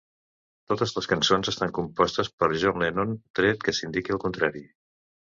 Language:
Catalan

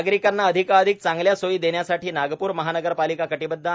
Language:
Marathi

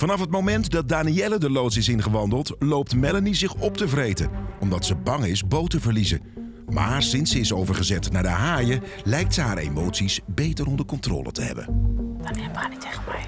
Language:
Dutch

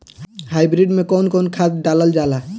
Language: Bhojpuri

